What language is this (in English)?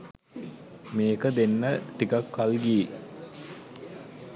Sinhala